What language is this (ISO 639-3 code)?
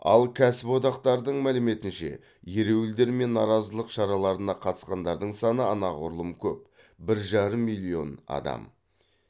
kaz